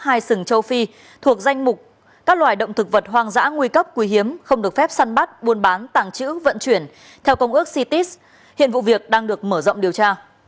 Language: Vietnamese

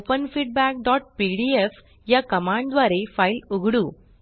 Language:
Marathi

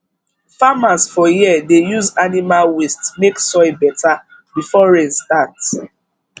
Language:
Nigerian Pidgin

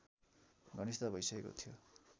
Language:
Nepali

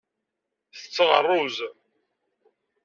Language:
Kabyle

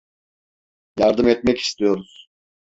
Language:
Turkish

